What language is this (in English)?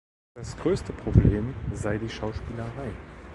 German